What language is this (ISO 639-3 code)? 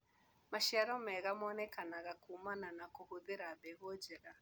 kik